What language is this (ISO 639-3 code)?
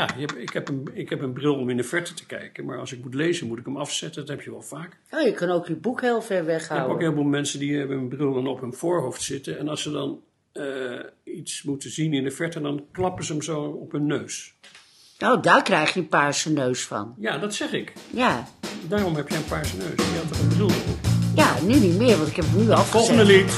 nld